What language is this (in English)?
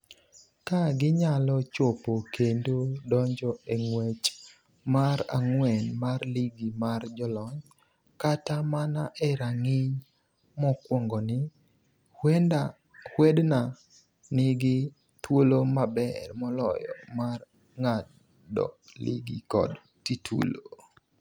Luo (Kenya and Tanzania)